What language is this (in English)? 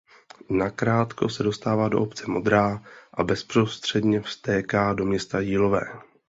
Czech